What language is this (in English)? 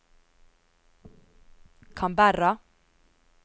Norwegian